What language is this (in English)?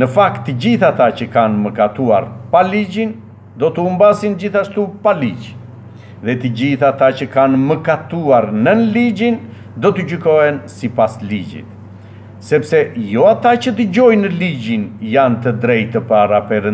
Romanian